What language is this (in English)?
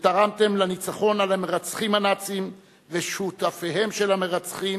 Hebrew